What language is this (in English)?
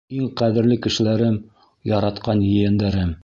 Bashkir